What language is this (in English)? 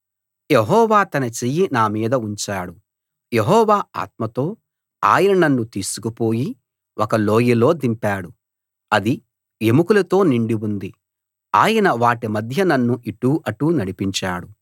Telugu